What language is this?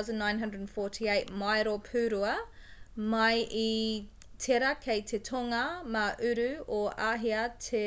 Māori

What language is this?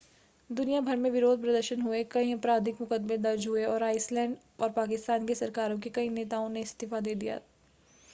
Hindi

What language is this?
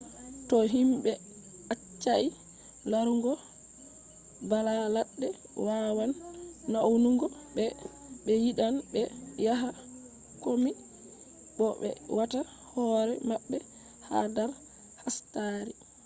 Fula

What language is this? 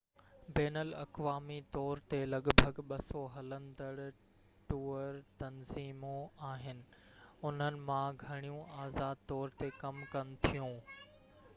Sindhi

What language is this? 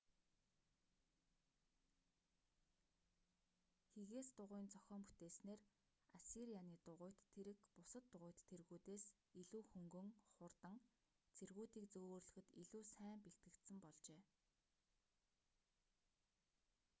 Mongolian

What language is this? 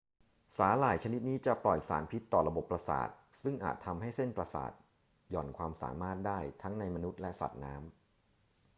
Thai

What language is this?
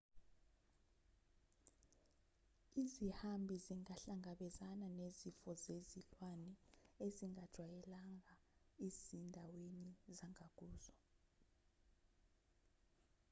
Zulu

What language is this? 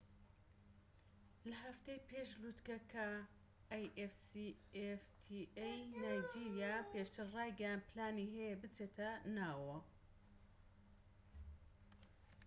Central Kurdish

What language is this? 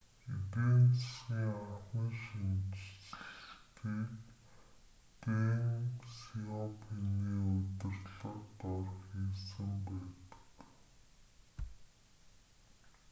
Mongolian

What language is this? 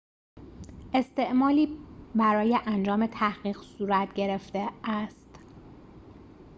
Persian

